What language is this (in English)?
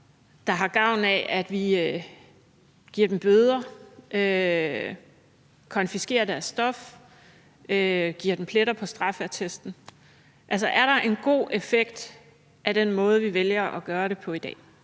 Danish